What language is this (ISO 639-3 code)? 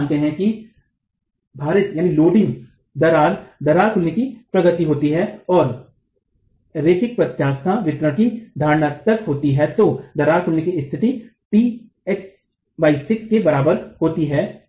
hin